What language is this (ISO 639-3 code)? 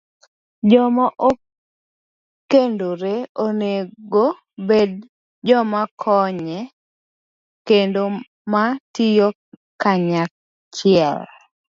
luo